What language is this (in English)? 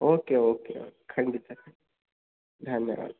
Kannada